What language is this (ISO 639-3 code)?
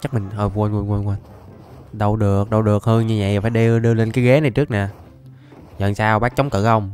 vie